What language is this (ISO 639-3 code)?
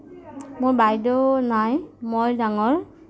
asm